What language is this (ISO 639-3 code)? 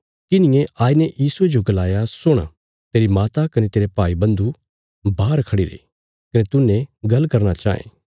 kfs